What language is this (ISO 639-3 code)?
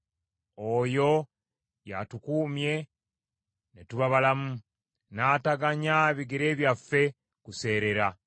lug